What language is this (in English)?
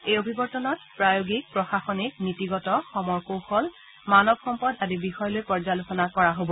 Assamese